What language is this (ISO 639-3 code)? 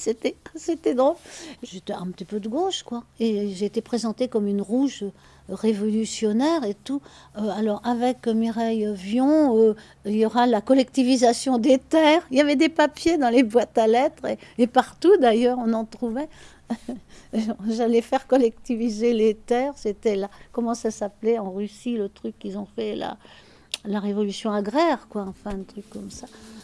fra